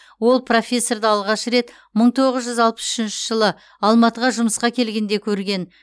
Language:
Kazakh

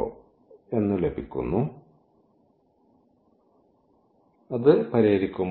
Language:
Malayalam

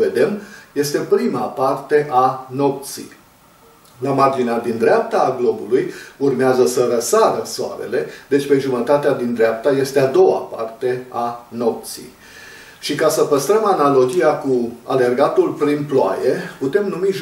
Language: Romanian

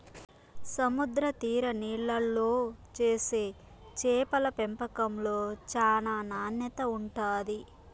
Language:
Telugu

